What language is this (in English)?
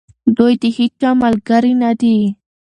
Pashto